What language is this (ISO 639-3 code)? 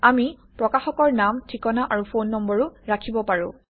asm